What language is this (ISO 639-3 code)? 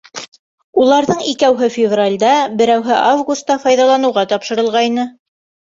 bak